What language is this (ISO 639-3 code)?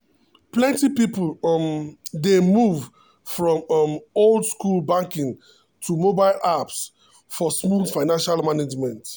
pcm